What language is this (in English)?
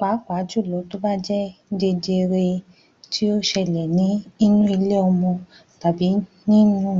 Yoruba